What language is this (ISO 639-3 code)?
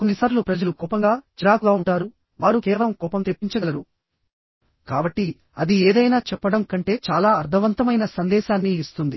tel